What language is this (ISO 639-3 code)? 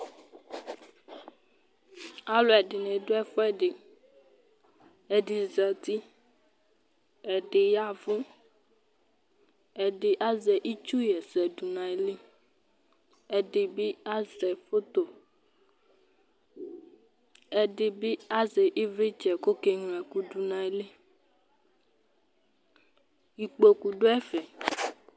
kpo